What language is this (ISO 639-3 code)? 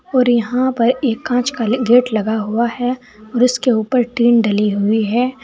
hin